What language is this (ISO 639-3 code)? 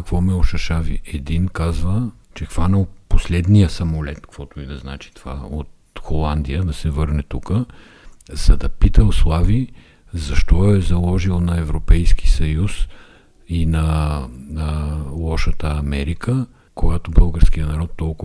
bul